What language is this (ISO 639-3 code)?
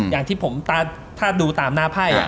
tha